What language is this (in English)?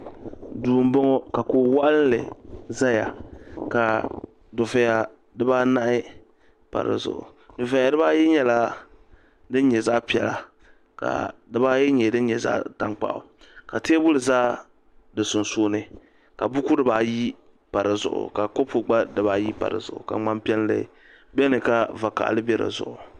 Dagbani